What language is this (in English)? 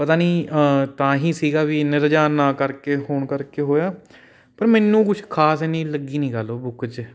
Punjabi